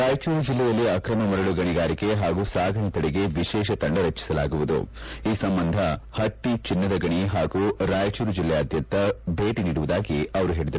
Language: Kannada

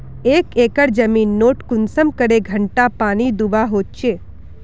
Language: Magahi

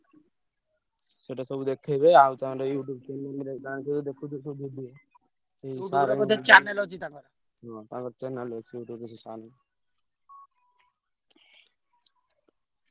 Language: Odia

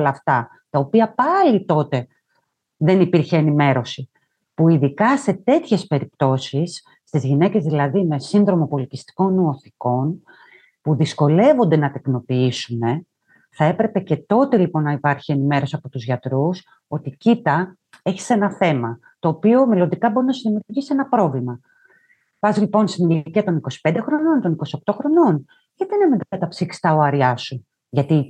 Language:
Greek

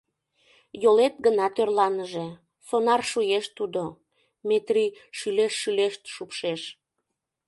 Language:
Mari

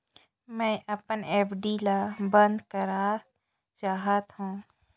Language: Chhattisgarhi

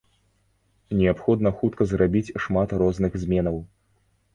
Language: Belarusian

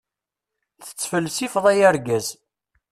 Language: Kabyle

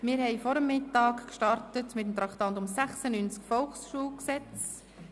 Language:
Swiss German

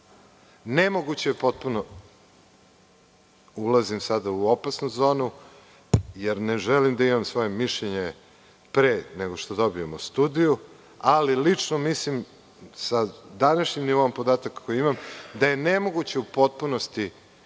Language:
Serbian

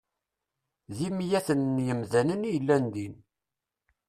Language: Kabyle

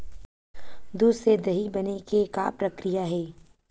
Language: Chhattisgarhi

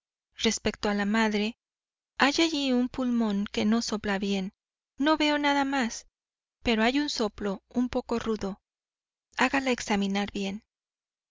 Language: Spanish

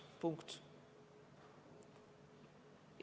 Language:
Estonian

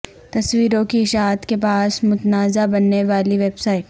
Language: Urdu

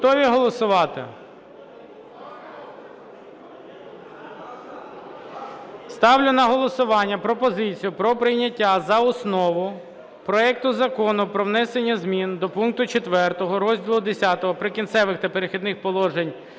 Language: Ukrainian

